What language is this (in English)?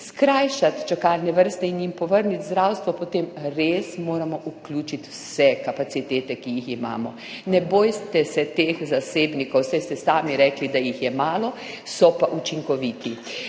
Slovenian